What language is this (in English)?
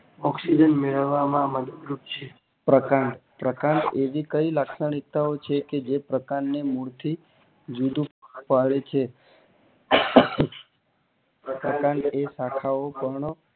Gujarati